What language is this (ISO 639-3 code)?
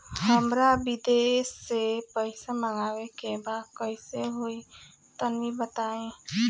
bho